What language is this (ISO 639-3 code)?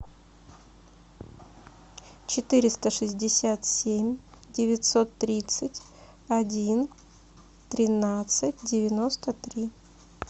rus